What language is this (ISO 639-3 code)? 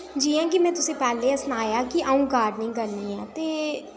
doi